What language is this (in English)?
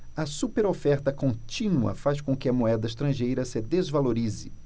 Portuguese